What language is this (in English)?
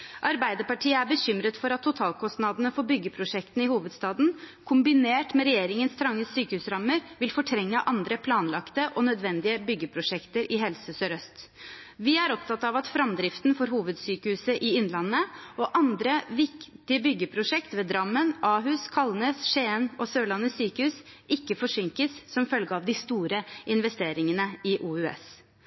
Norwegian Bokmål